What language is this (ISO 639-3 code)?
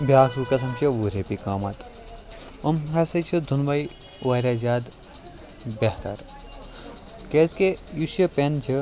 kas